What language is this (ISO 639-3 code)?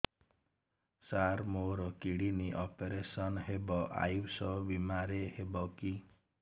ori